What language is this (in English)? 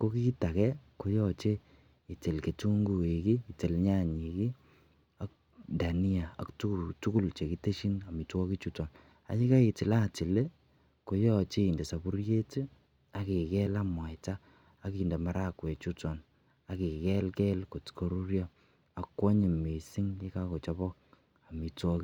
Kalenjin